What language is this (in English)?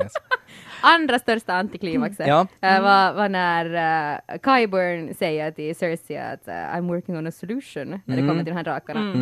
Swedish